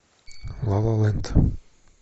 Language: Russian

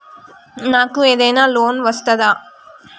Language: Telugu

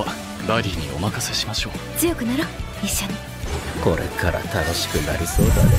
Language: Japanese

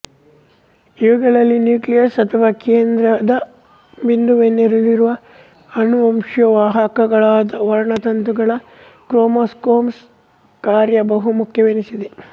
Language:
Kannada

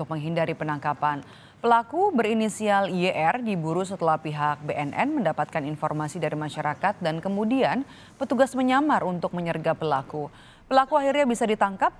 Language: Indonesian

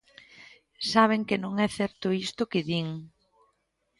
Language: Galician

